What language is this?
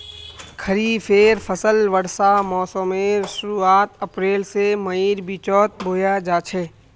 Magahi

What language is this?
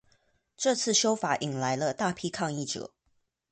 Chinese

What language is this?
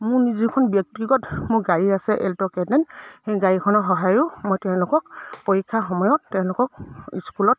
Assamese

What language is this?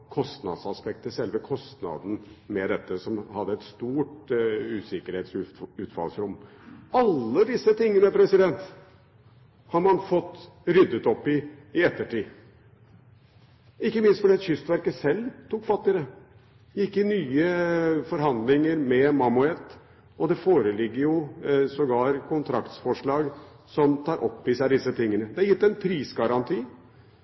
Norwegian Bokmål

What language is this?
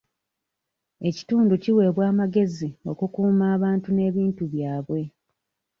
Ganda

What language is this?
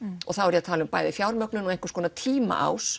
Icelandic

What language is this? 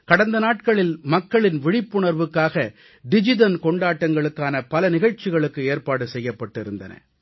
Tamil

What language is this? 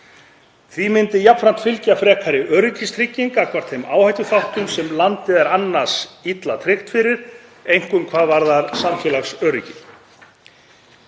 Icelandic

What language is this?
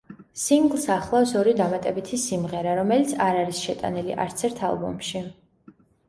Georgian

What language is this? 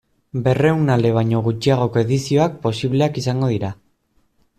Basque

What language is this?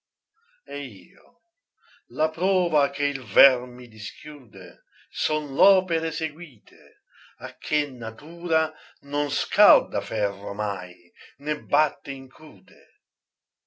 Italian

